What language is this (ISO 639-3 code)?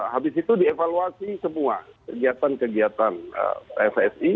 ind